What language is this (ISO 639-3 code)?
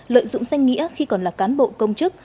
vie